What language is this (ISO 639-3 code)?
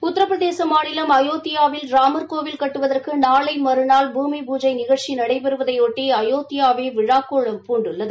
tam